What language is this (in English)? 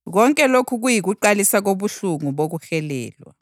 North Ndebele